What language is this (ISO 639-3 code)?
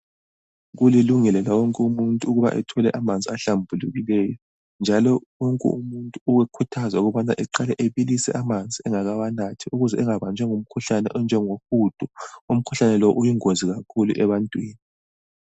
nde